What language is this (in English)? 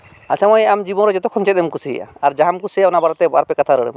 Santali